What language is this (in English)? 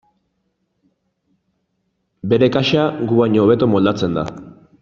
Basque